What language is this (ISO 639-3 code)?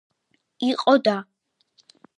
kat